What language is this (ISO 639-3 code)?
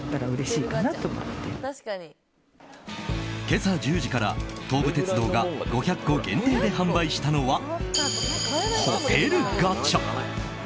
jpn